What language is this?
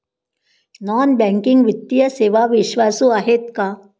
Marathi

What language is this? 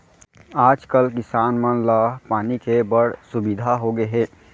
Chhattisgarhi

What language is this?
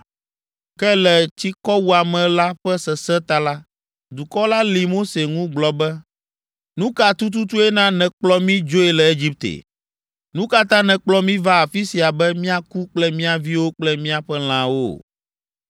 Ewe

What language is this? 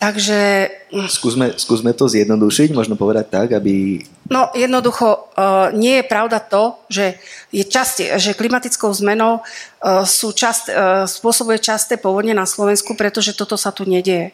Slovak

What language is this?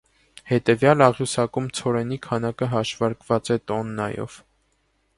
Armenian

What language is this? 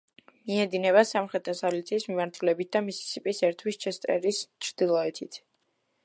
Georgian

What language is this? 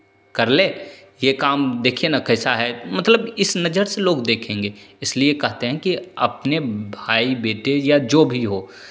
Hindi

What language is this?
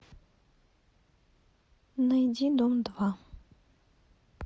Russian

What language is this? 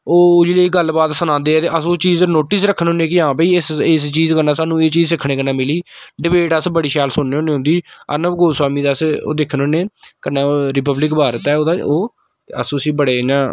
Dogri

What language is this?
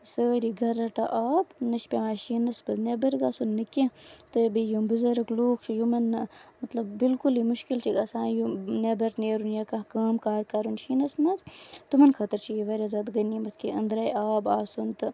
Kashmiri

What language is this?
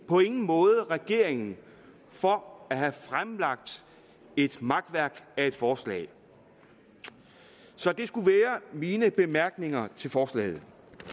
Danish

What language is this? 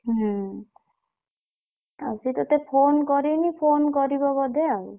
Odia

